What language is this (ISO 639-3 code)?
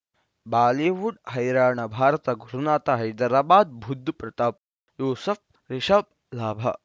kan